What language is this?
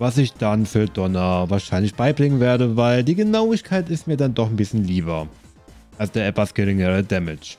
German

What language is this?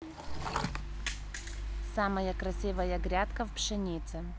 Russian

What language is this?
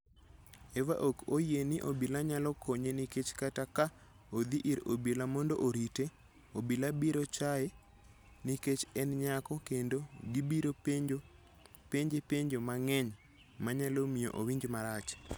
Luo (Kenya and Tanzania)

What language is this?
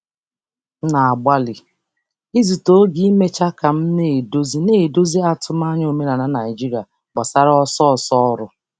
Igbo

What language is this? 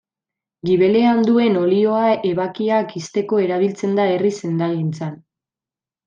Basque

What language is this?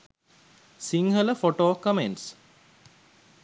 Sinhala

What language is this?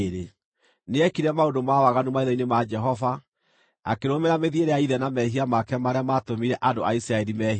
Kikuyu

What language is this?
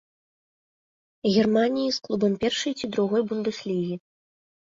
Belarusian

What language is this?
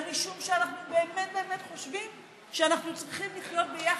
Hebrew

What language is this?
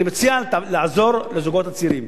Hebrew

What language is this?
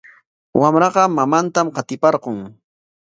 Corongo Ancash Quechua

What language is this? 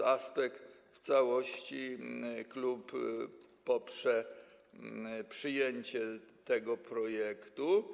Polish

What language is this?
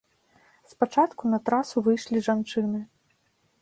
Belarusian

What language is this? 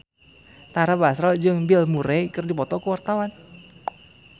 Sundanese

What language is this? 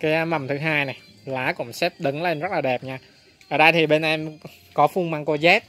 Vietnamese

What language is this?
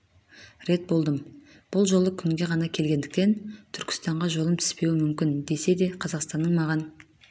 Kazakh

